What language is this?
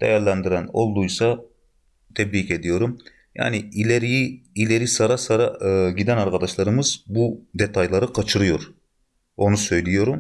Turkish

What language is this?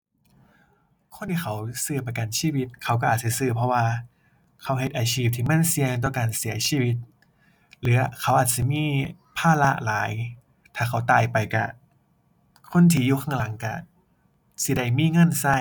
Thai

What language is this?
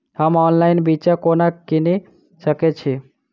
Maithili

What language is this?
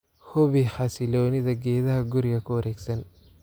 Somali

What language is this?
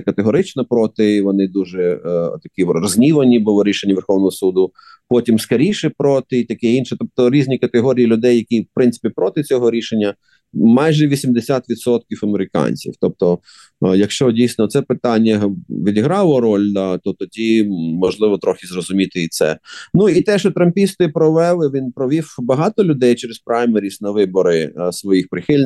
Ukrainian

